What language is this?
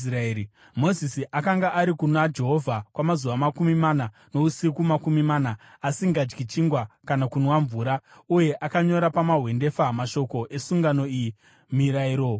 Shona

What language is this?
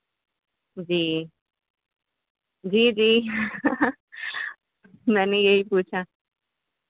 Urdu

